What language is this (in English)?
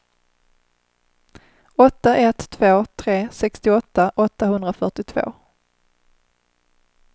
Swedish